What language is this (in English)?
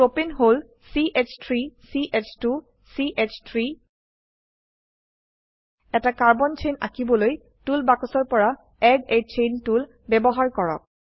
Assamese